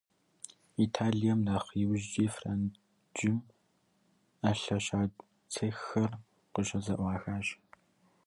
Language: Kabardian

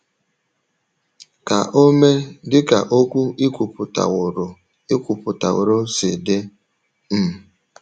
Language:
Igbo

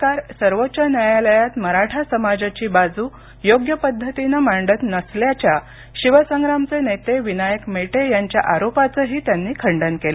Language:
Marathi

